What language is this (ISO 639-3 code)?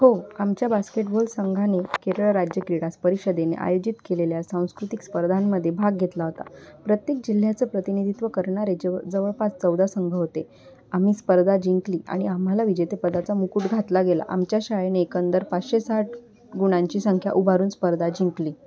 mar